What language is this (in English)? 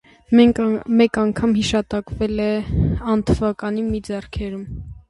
Armenian